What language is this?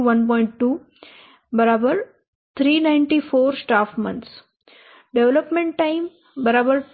Gujarati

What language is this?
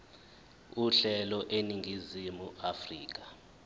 Zulu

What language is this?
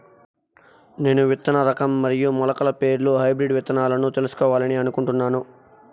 Telugu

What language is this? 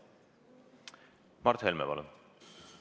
Estonian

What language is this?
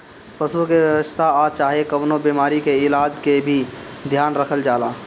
Bhojpuri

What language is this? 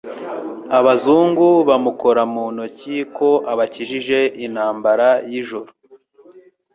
Kinyarwanda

